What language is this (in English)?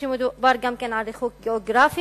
Hebrew